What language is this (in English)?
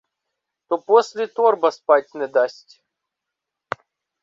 Ukrainian